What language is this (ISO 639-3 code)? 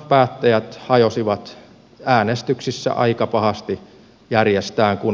fin